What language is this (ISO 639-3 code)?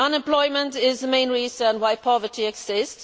eng